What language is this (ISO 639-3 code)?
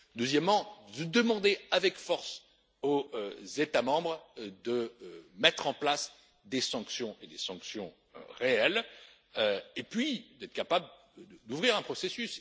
fra